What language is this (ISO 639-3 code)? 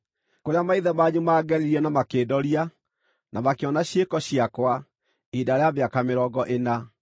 kik